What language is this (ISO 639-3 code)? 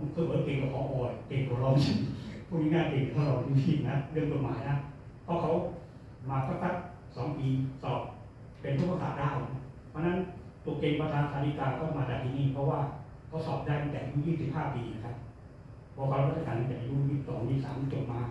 tha